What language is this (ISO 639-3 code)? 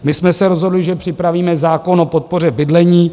ces